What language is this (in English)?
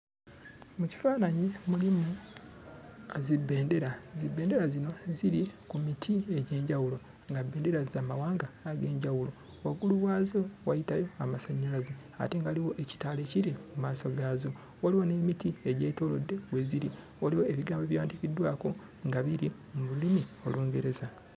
Ganda